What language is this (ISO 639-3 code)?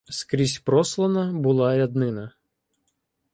ukr